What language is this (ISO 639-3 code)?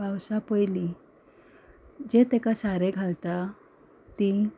kok